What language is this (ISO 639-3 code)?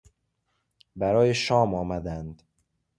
fas